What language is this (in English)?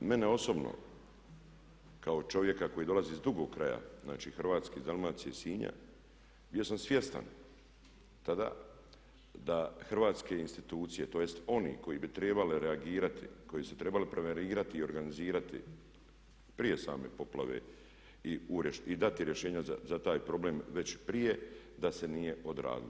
Croatian